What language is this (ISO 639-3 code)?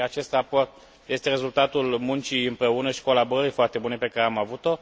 ron